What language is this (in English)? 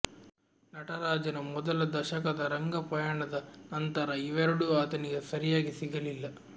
Kannada